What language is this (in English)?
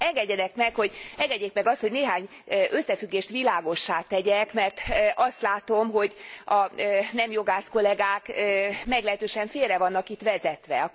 Hungarian